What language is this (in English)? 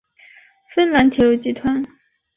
Chinese